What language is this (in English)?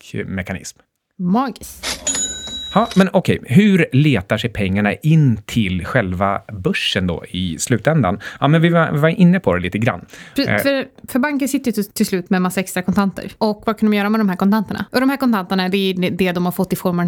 Swedish